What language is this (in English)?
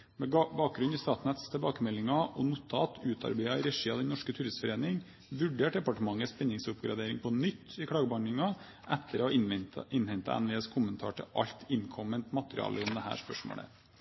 Norwegian Bokmål